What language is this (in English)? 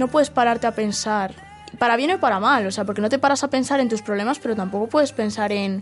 Spanish